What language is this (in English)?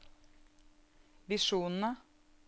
Norwegian